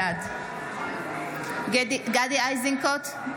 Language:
Hebrew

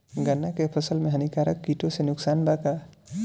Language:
Bhojpuri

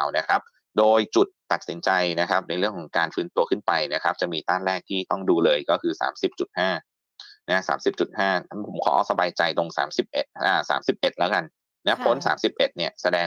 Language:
Thai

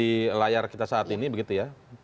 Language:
Indonesian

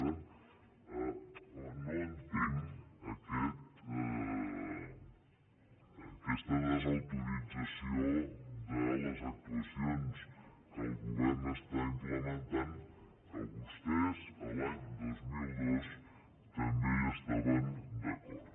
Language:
Catalan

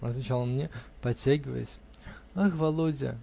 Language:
Russian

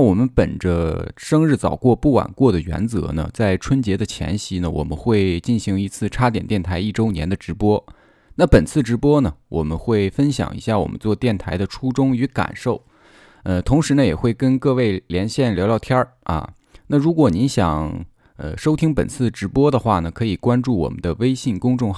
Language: Chinese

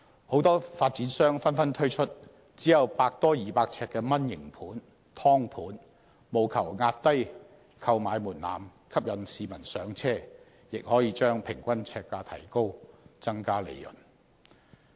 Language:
Cantonese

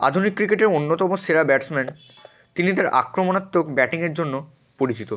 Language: Bangla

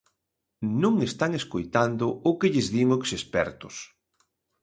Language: Galician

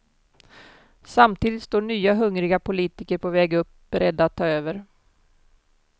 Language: Swedish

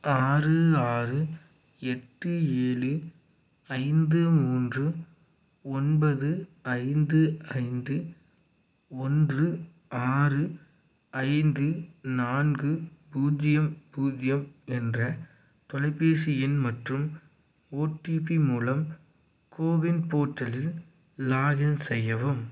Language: Tamil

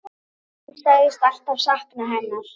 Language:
Icelandic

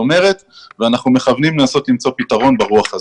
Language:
Hebrew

